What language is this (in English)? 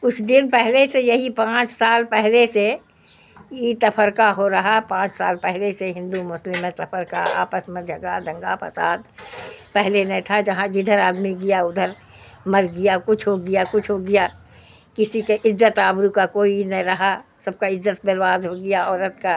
Urdu